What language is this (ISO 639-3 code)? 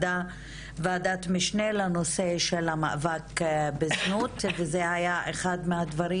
heb